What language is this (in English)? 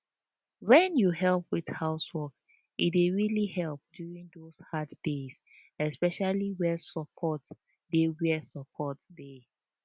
Nigerian Pidgin